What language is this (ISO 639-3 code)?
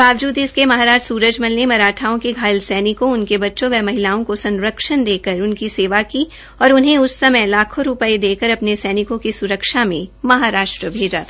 hin